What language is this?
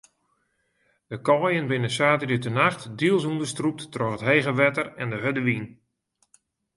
Western Frisian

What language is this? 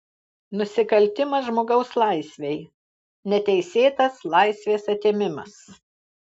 Lithuanian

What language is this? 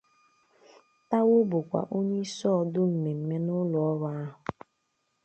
Igbo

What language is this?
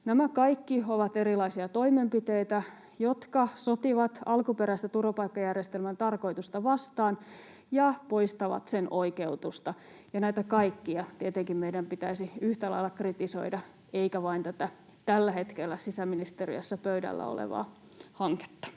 Finnish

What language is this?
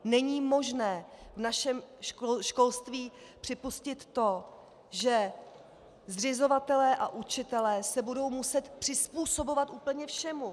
Czech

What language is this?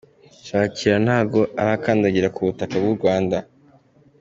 Kinyarwanda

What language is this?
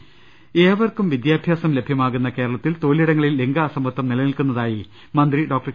Malayalam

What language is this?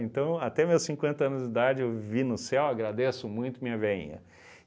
Portuguese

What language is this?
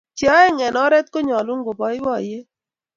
Kalenjin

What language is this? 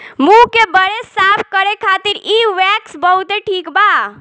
Bhojpuri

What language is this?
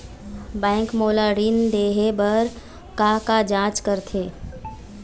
Chhattisgarhi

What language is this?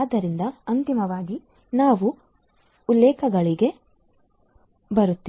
Kannada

